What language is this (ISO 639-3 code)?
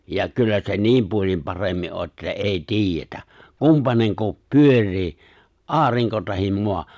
fin